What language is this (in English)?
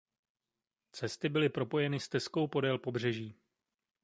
Czech